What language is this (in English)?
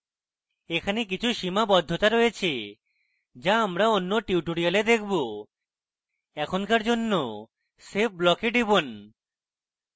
Bangla